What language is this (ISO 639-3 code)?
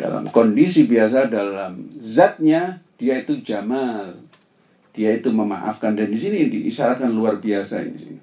ind